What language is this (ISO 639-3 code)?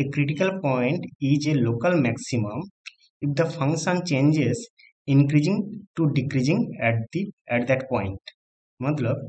hin